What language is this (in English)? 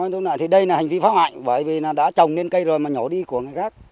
Vietnamese